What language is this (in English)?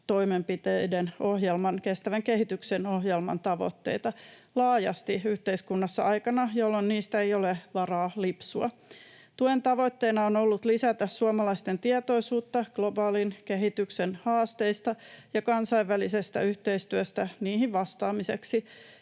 Finnish